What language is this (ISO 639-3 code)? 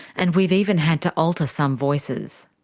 eng